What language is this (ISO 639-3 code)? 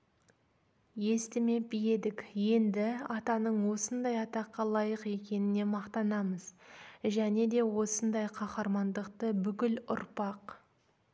kaz